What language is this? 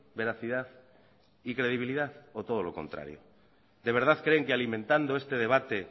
Spanish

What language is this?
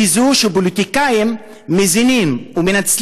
Hebrew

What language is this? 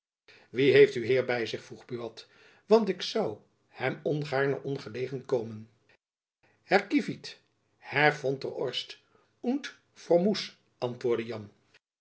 Dutch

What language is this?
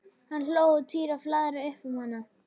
Icelandic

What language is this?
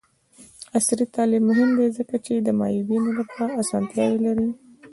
Pashto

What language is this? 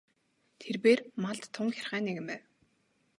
Mongolian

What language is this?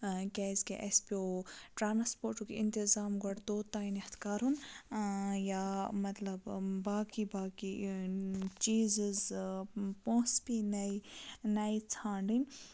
Kashmiri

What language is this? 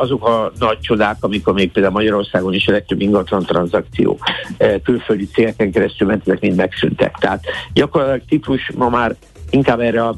Hungarian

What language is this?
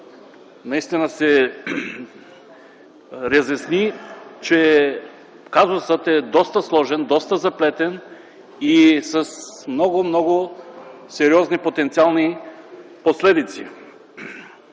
Bulgarian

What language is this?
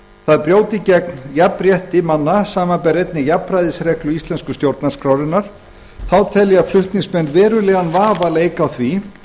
Icelandic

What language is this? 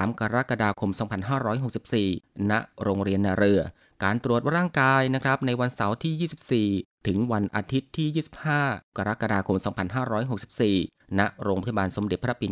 Thai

